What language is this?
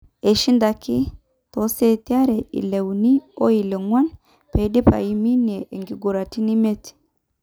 Masai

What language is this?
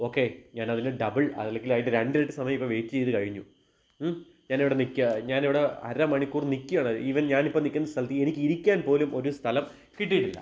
Malayalam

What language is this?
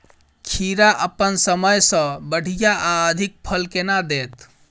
Maithili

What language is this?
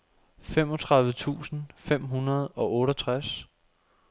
Danish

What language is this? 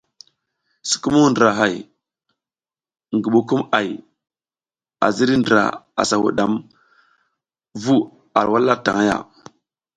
South Giziga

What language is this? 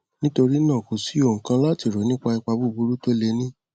Yoruba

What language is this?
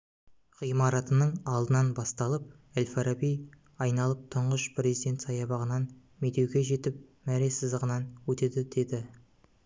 Kazakh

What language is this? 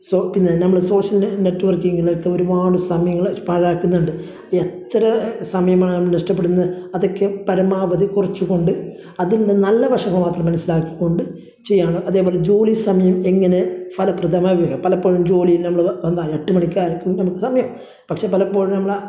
Malayalam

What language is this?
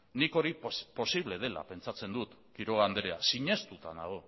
Basque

